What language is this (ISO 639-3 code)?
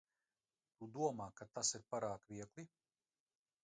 lav